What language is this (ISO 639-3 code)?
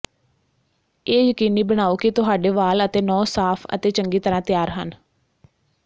pan